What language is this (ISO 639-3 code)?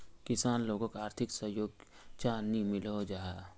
mag